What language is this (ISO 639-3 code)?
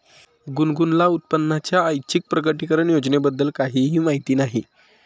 mar